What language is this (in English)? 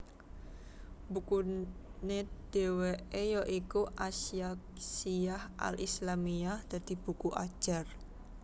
Javanese